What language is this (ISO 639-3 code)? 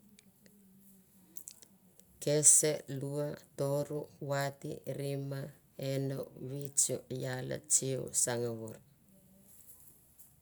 tbf